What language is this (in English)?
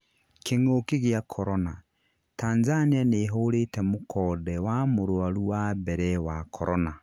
Kikuyu